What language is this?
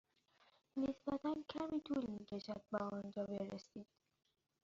Persian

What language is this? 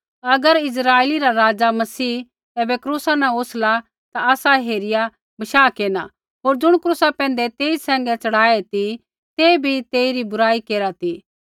Kullu Pahari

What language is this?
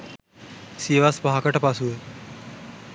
Sinhala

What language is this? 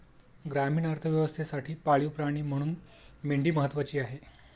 Marathi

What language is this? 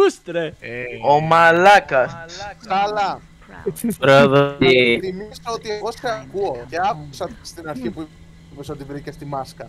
Greek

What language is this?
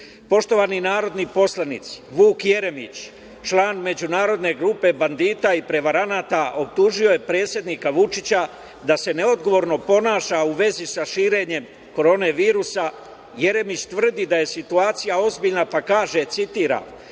Serbian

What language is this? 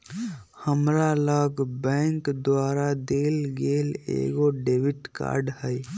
Magahi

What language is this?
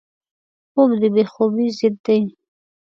Pashto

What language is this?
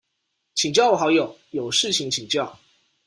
Chinese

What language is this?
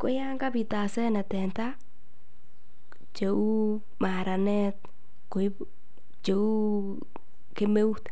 Kalenjin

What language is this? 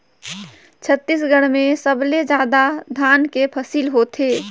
Chhattisgarhi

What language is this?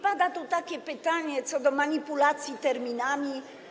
Polish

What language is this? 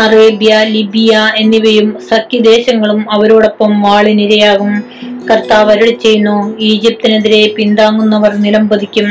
Malayalam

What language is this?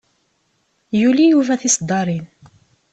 Kabyle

